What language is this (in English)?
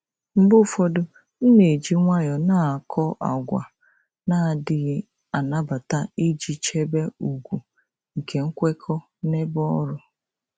Igbo